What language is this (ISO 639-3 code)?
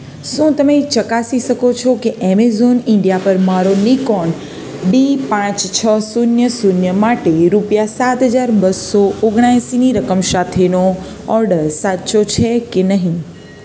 guj